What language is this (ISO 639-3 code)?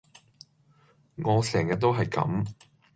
yue